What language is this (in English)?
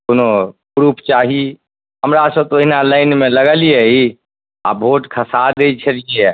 Maithili